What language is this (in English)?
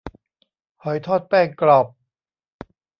Thai